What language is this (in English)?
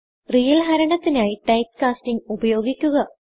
Malayalam